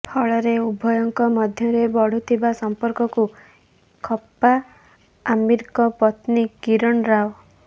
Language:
Odia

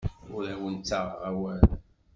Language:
Kabyle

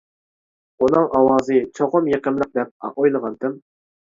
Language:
Uyghur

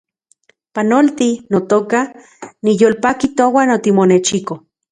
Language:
Central Puebla Nahuatl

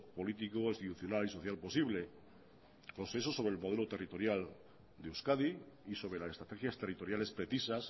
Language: Spanish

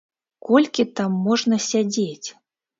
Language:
Belarusian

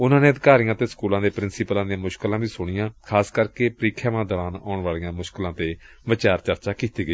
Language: Punjabi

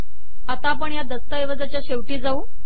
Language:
Marathi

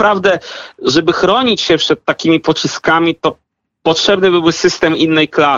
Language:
Polish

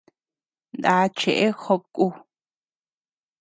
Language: Tepeuxila Cuicatec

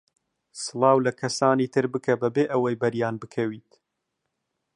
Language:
Central Kurdish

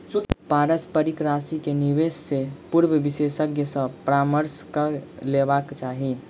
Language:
Maithili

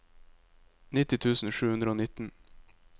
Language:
Norwegian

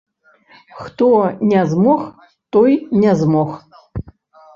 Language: Belarusian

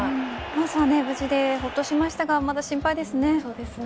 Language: Japanese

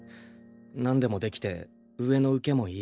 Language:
Japanese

